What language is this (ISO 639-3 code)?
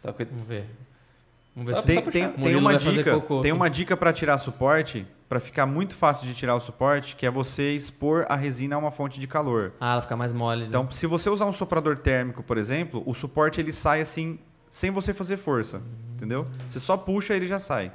por